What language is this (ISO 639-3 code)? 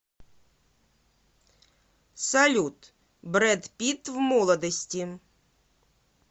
rus